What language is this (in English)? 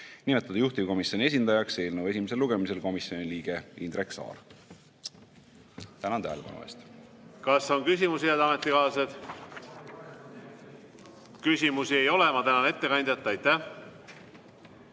Estonian